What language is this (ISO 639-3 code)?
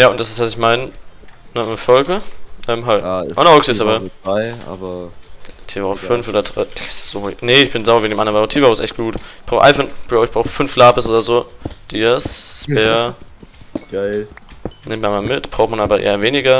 deu